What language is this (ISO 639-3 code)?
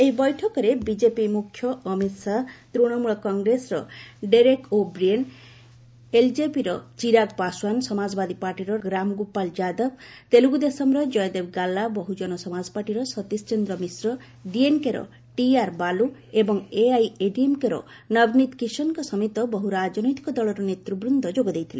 ori